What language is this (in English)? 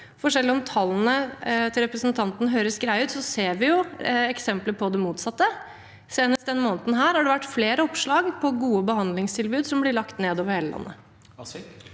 Norwegian